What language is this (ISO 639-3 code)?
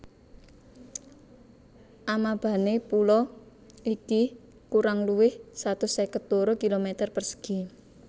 jav